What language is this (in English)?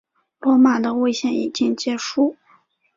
Chinese